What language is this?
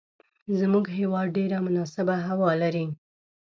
Pashto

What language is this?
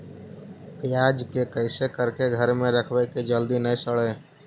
Magahi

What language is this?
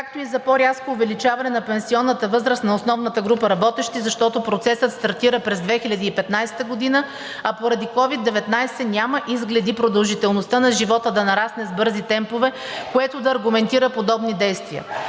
Bulgarian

